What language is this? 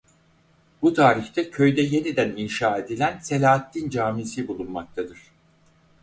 Turkish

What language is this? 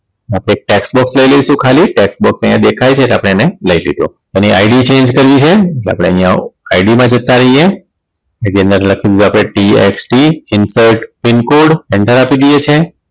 Gujarati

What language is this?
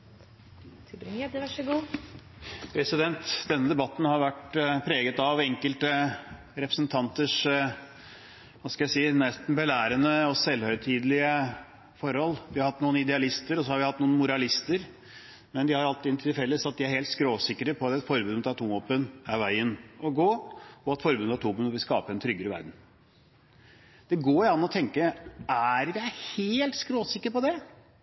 Norwegian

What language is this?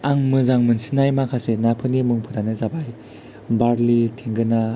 Bodo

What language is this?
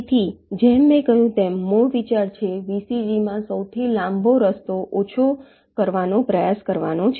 Gujarati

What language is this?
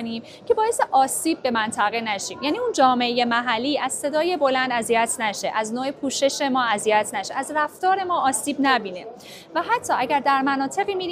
Persian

